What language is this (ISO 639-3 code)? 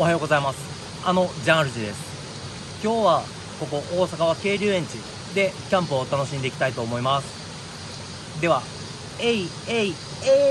jpn